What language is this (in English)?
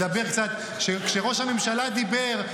Hebrew